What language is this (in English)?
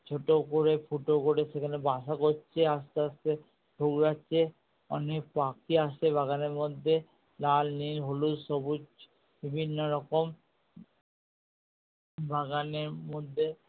Bangla